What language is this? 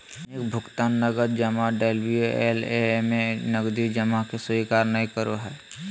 Magahi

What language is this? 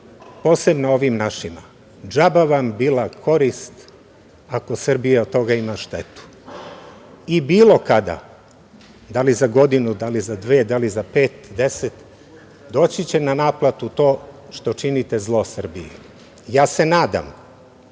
Serbian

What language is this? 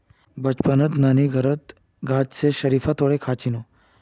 Magahi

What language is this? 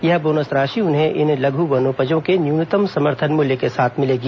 Hindi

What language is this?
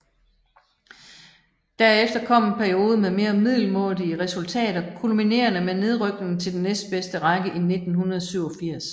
Danish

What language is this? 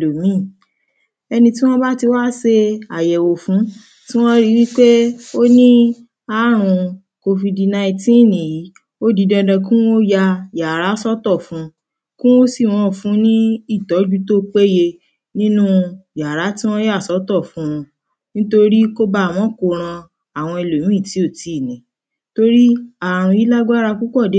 Yoruba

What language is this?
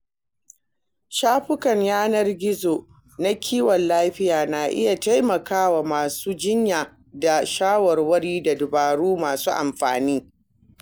Hausa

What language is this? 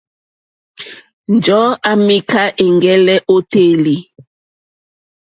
Mokpwe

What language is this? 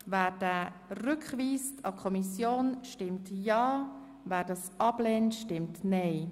Swiss German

